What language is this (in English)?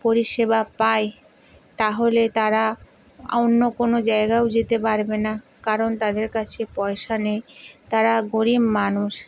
Bangla